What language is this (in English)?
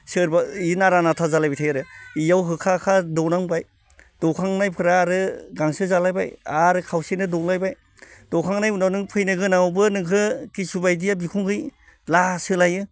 Bodo